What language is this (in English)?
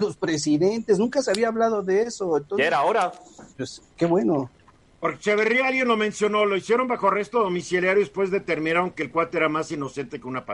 Spanish